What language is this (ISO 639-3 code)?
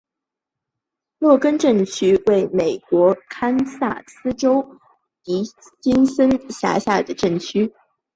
zho